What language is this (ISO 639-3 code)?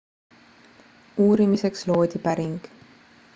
est